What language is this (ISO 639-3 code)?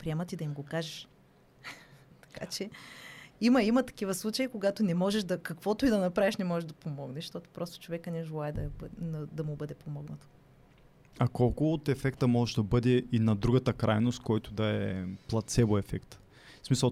bul